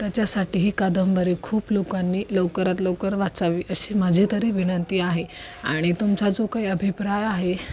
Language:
Marathi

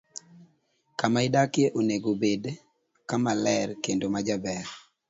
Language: Luo (Kenya and Tanzania)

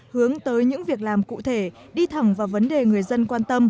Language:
Vietnamese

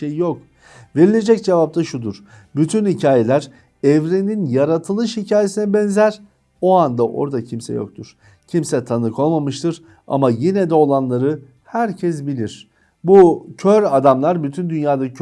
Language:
Turkish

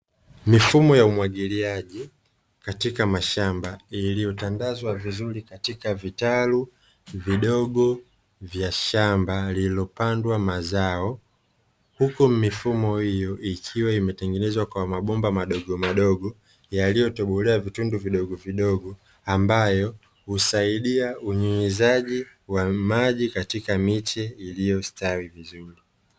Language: Swahili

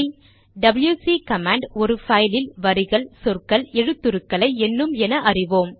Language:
Tamil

